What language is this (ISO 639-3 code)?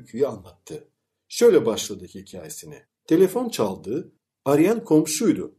tur